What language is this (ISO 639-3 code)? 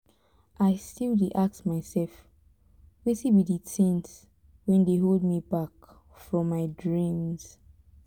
pcm